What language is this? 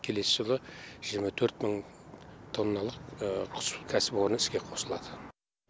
Kazakh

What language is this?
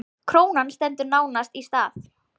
Icelandic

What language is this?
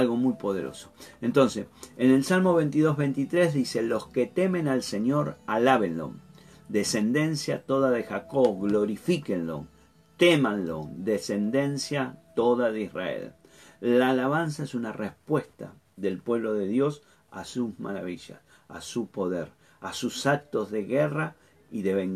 Spanish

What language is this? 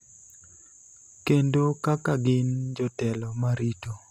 Luo (Kenya and Tanzania)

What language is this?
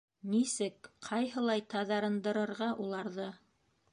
Bashkir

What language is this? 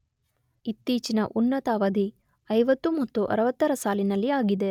Kannada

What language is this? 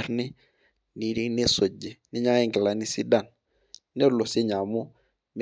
Masai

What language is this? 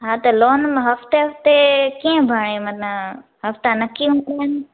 Sindhi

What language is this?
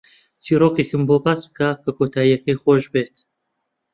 Central Kurdish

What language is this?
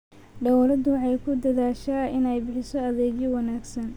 Somali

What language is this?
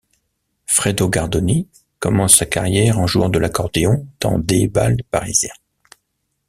French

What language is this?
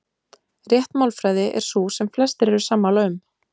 Icelandic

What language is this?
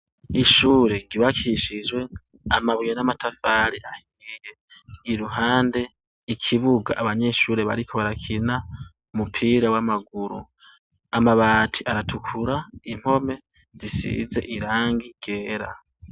Rundi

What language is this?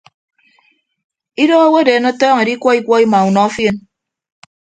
Ibibio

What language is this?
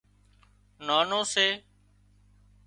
Wadiyara Koli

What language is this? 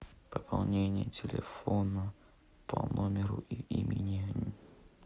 Russian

